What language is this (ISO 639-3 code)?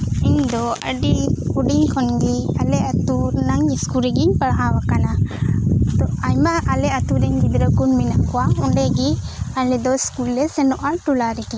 sat